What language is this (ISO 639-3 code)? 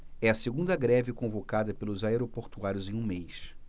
por